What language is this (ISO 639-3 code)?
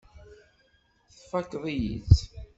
kab